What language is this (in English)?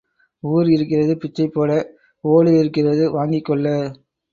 Tamil